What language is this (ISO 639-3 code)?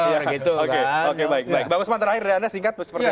ind